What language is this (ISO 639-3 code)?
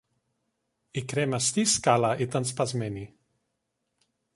ell